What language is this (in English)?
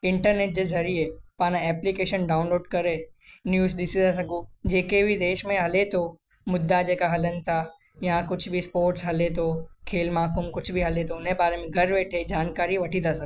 Sindhi